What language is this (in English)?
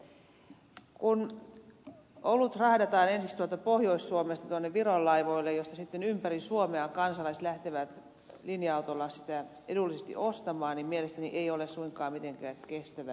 Finnish